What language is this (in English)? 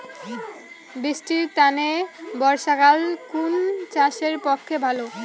Bangla